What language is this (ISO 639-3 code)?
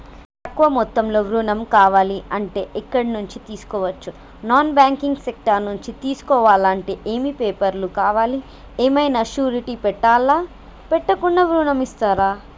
tel